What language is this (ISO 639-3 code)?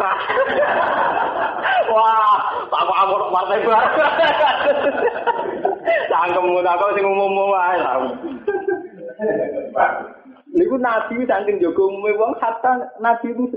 ind